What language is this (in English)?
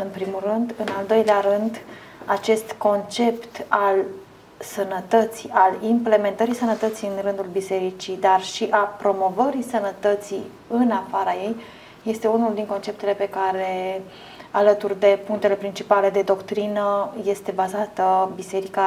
Romanian